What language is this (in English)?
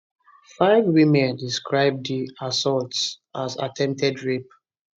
Nigerian Pidgin